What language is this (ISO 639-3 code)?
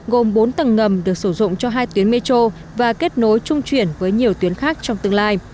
vie